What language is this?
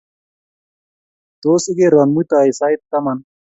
Kalenjin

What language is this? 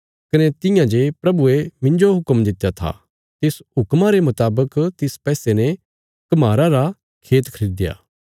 Bilaspuri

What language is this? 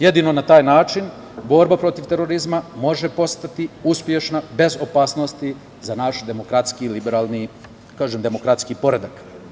Serbian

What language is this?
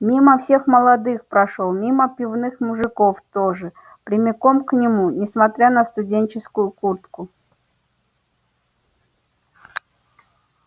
Russian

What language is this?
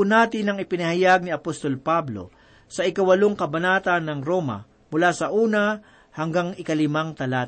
Filipino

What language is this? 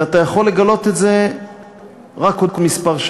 Hebrew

